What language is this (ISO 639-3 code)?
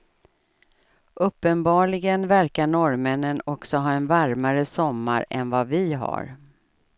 swe